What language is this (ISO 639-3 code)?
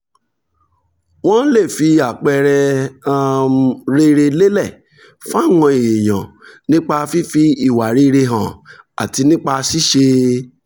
yor